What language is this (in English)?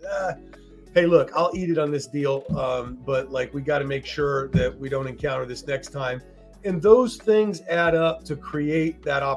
English